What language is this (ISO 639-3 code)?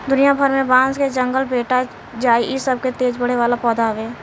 bho